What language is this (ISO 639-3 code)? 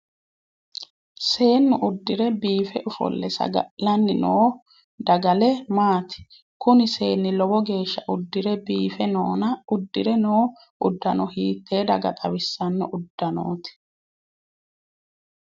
sid